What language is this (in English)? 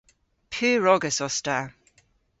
Cornish